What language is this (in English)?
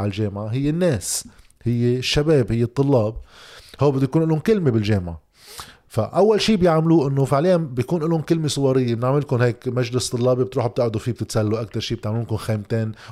Arabic